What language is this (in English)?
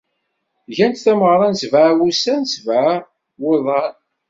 Kabyle